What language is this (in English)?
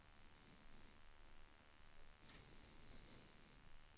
Swedish